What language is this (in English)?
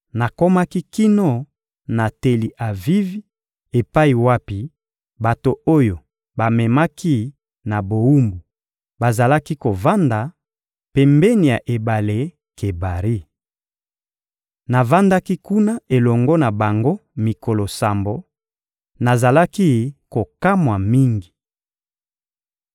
Lingala